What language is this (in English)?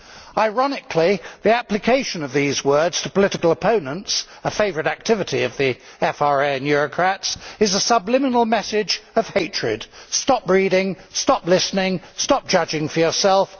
English